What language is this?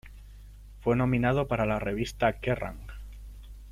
Spanish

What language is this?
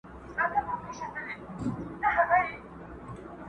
Pashto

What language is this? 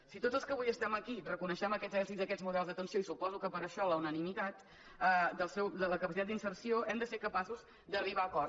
Catalan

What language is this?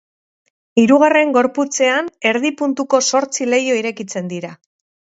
Basque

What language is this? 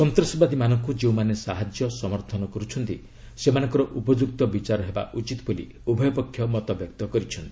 Odia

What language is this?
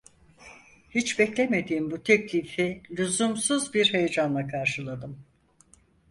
Turkish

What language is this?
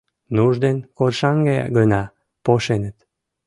Mari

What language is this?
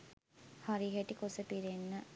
Sinhala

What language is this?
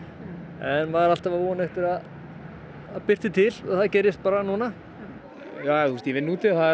Icelandic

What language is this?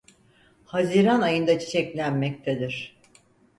Turkish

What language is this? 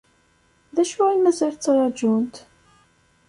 Kabyle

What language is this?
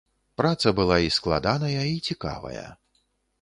Belarusian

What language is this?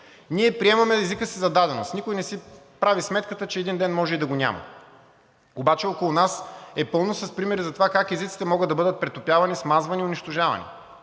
Bulgarian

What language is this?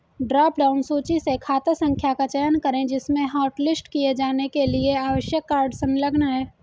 Hindi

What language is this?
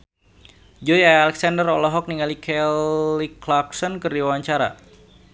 Sundanese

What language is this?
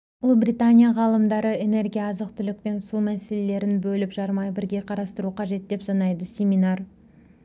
Kazakh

